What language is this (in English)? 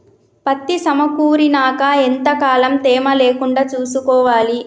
Telugu